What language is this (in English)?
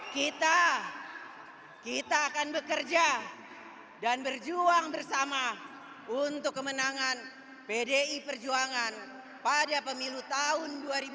Indonesian